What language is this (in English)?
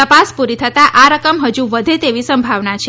Gujarati